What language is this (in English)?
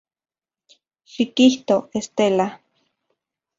Central Puebla Nahuatl